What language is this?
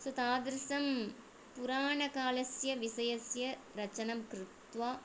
Sanskrit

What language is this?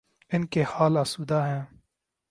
Urdu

